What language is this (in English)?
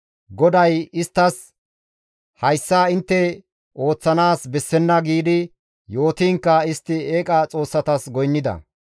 Gamo